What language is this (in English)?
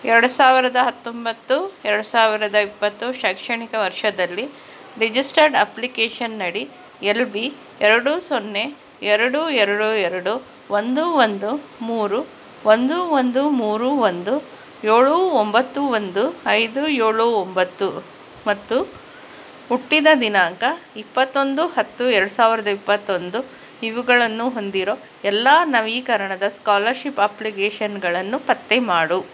Kannada